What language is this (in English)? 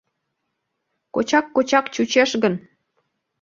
Mari